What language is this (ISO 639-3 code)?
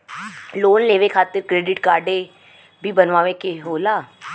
bho